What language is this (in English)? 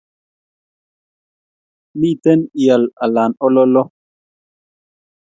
Kalenjin